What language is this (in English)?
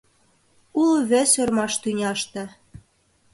Mari